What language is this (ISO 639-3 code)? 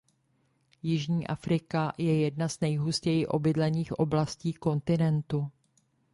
ces